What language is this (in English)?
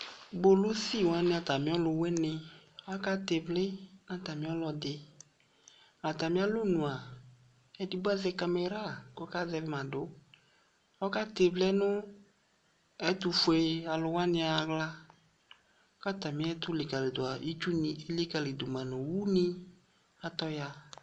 Ikposo